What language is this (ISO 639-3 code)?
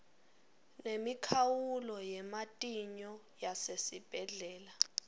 ssw